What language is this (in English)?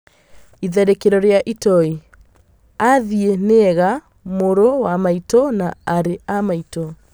Kikuyu